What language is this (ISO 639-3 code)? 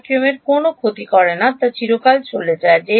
ben